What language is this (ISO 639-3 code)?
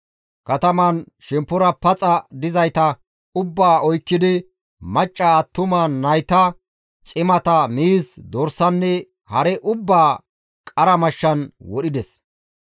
gmv